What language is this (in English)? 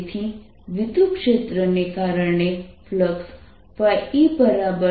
Gujarati